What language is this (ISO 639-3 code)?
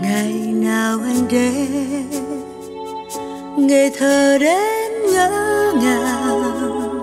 vie